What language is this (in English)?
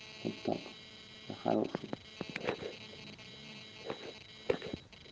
Russian